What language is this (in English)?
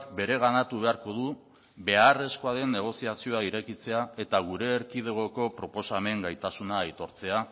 Basque